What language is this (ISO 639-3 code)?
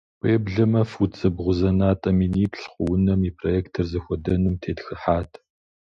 kbd